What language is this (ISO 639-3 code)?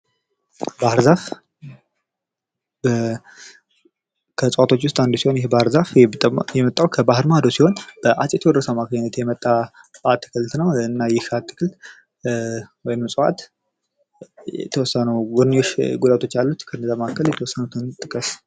amh